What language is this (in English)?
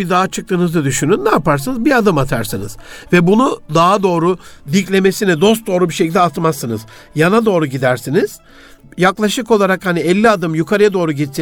Turkish